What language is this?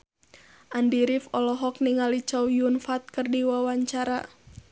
Sundanese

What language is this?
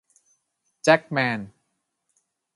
Thai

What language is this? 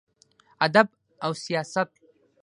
Pashto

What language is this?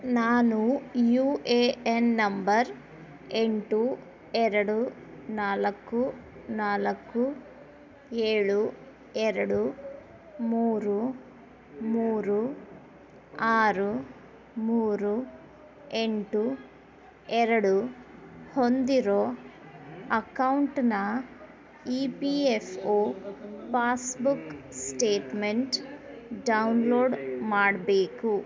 Kannada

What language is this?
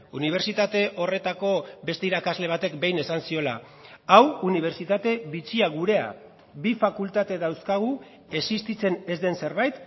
Basque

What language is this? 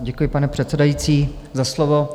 Czech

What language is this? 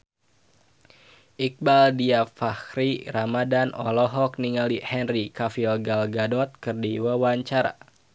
Sundanese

